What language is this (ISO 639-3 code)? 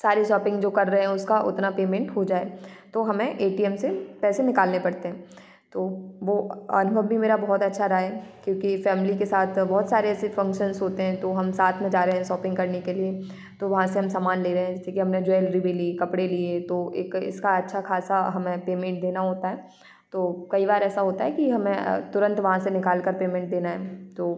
hin